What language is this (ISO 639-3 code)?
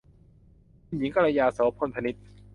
tha